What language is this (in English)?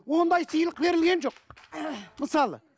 Kazakh